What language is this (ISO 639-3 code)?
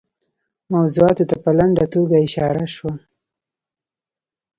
pus